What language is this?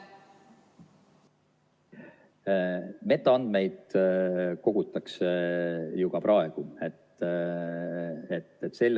Estonian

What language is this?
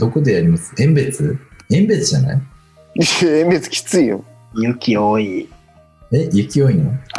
Japanese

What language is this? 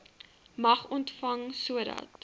Afrikaans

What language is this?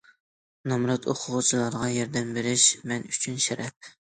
Uyghur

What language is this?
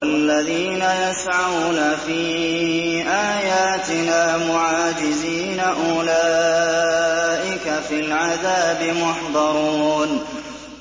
Arabic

